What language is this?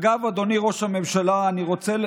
Hebrew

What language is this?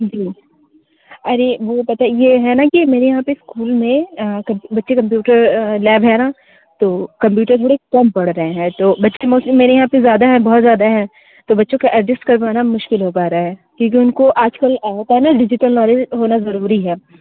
Hindi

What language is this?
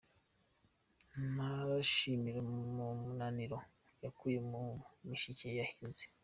Kinyarwanda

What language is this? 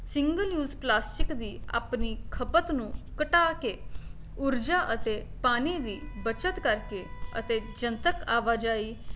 Punjabi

